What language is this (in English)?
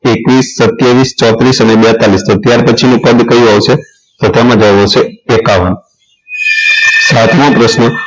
Gujarati